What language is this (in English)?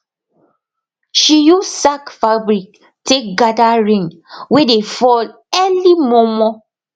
Nigerian Pidgin